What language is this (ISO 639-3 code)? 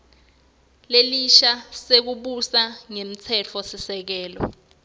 ssw